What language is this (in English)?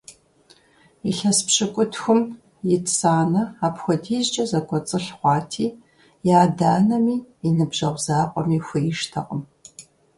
Kabardian